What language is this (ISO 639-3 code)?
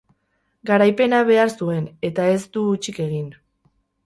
eus